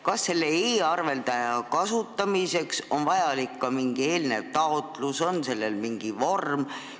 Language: Estonian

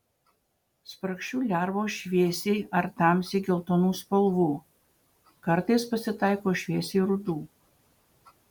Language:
Lithuanian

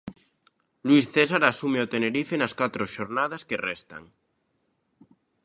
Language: Galician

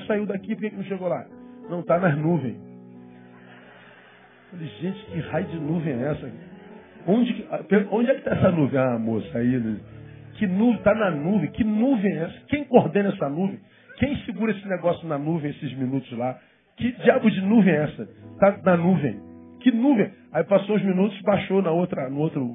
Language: Portuguese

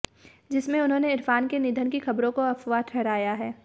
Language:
Hindi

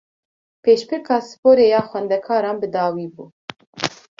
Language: Kurdish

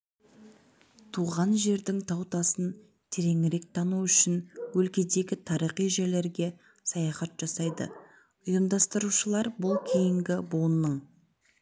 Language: Kazakh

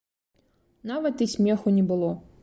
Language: Belarusian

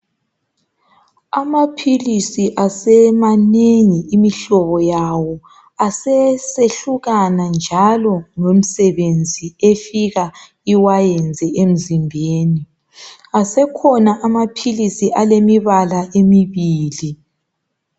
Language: North Ndebele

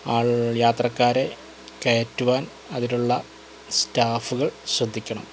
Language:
Malayalam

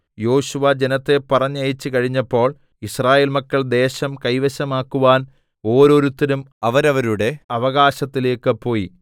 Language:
Malayalam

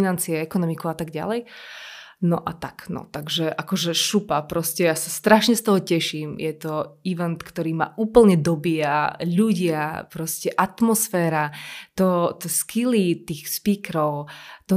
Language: Slovak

